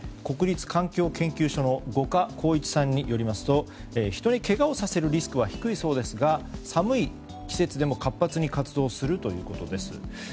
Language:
Japanese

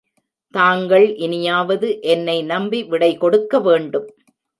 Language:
Tamil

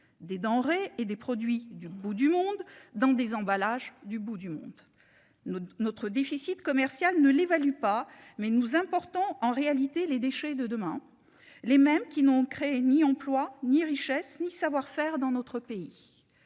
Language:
French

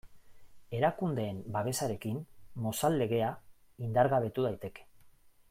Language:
Basque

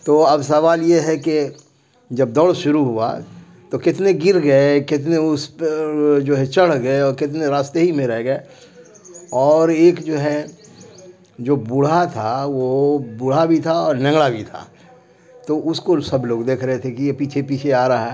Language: Urdu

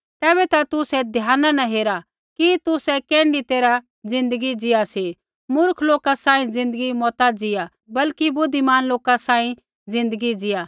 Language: Kullu Pahari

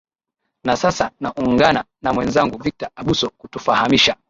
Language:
Swahili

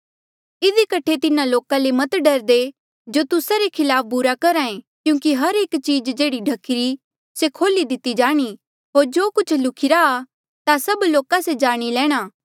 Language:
Mandeali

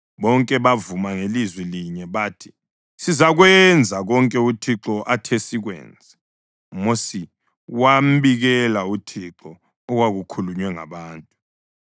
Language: North Ndebele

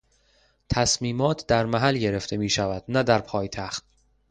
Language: Persian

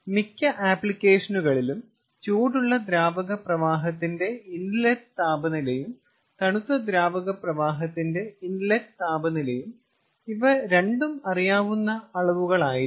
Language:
Malayalam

